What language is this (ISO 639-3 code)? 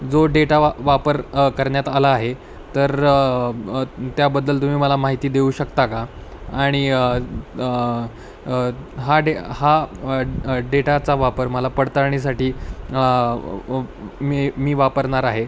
mar